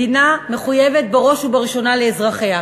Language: Hebrew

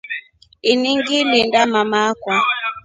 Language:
Rombo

